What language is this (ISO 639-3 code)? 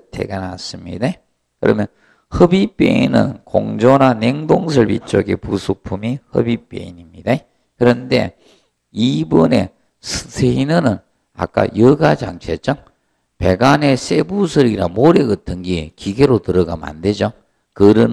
kor